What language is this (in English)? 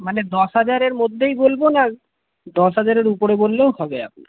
Bangla